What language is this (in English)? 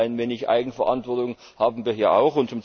German